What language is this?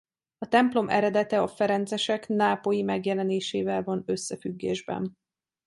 Hungarian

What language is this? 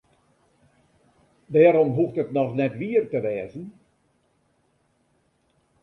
Western Frisian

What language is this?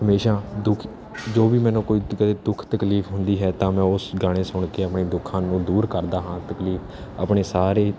Punjabi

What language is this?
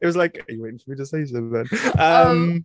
Welsh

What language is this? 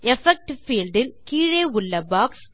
Tamil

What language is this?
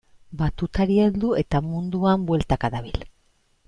Basque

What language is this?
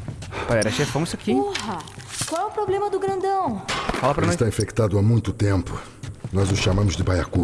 Portuguese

